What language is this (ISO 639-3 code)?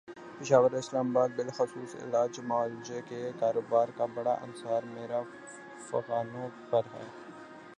urd